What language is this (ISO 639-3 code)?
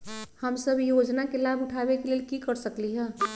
mag